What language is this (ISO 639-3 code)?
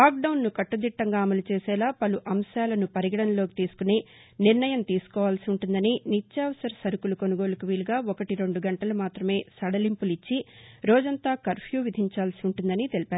tel